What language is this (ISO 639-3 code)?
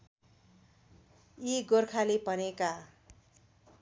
nep